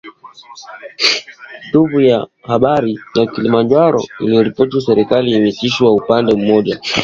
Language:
Swahili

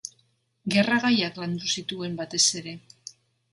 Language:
Basque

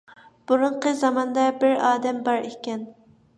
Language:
Uyghur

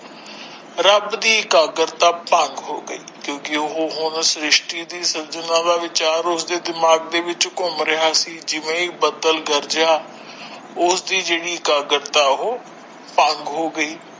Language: Punjabi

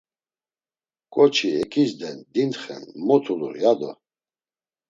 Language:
Laz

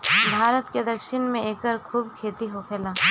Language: Bhojpuri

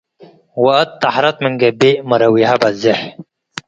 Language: Tigre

